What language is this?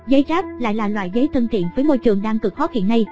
Vietnamese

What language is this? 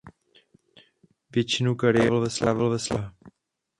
Czech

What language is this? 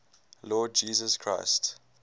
English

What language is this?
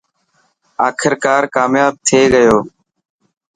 Dhatki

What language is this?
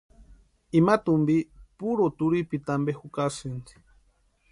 Western Highland Purepecha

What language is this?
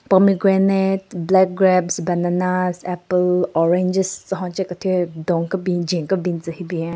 Southern Rengma Naga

